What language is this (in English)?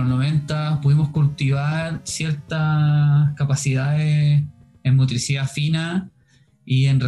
Spanish